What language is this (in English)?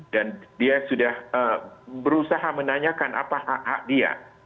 Indonesian